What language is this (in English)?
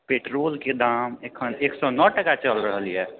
Maithili